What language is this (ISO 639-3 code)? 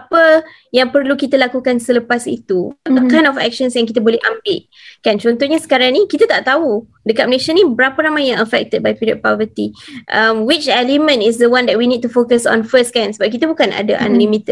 msa